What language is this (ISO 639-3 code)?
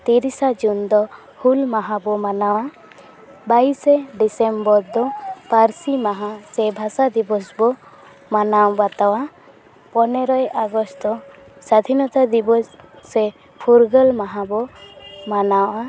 sat